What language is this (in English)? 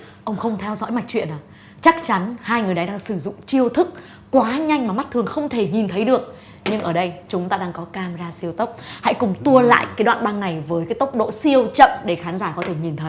Vietnamese